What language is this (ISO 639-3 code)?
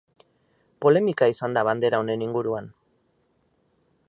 eus